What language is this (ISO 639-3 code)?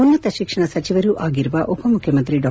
kan